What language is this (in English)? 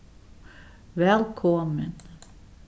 Faroese